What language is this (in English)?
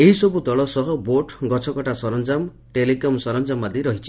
Odia